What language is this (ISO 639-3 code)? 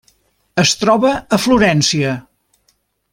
cat